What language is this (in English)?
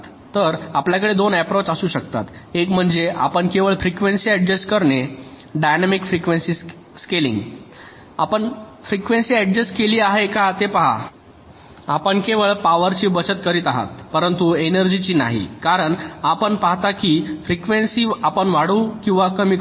Marathi